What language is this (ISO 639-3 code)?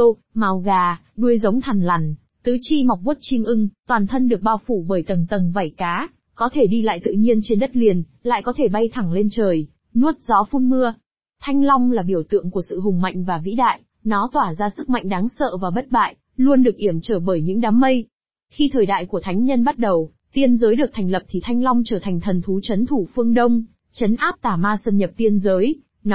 vie